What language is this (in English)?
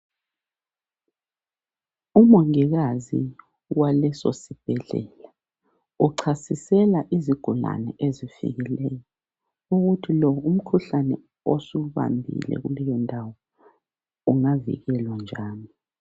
North Ndebele